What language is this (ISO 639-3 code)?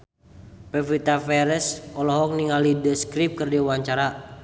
sun